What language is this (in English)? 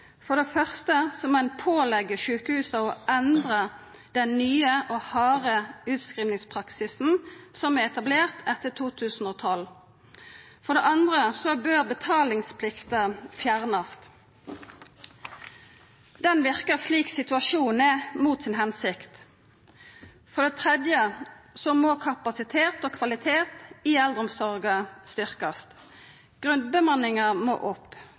Norwegian Nynorsk